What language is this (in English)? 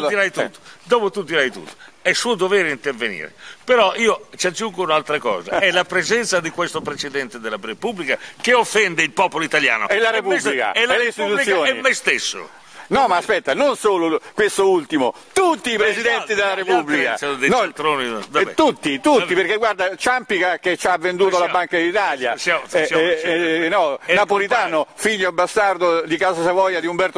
Italian